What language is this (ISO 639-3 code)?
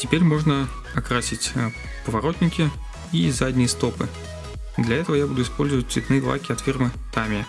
rus